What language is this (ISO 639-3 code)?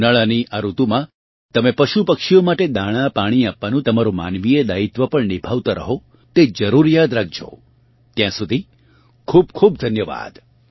guj